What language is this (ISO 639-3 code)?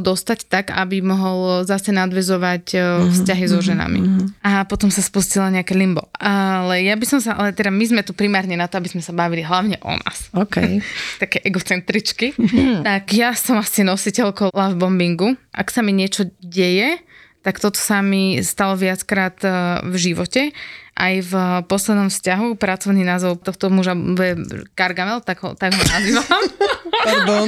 slk